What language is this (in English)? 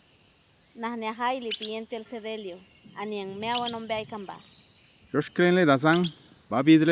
Spanish